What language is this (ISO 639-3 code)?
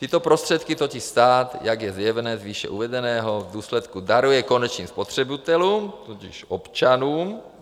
ces